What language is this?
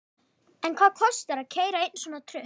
Icelandic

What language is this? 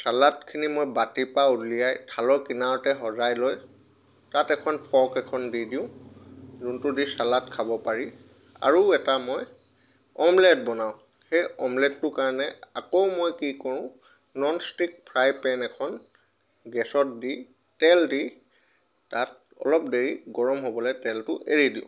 Assamese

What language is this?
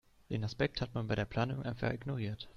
German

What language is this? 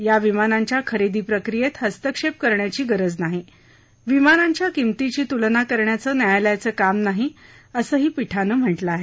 Marathi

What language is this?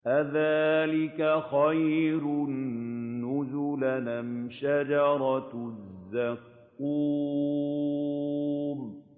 Arabic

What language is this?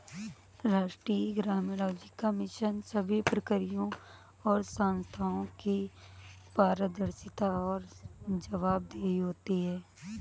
Hindi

